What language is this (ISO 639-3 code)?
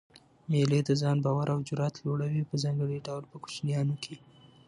pus